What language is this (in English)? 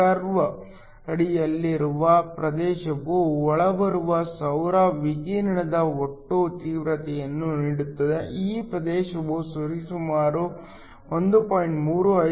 Kannada